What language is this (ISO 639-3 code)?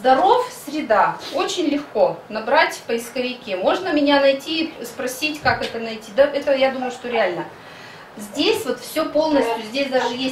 rus